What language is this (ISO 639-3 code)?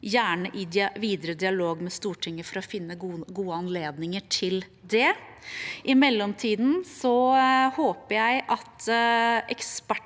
nor